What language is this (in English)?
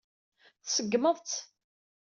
Kabyle